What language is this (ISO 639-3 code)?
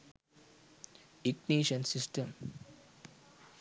sin